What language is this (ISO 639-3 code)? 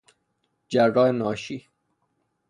fas